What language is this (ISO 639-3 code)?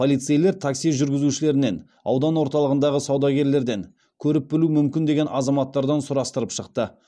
kaz